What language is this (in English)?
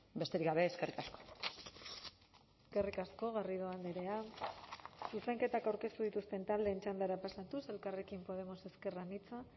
Basque